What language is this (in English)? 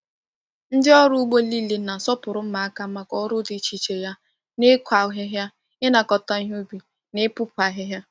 Igbo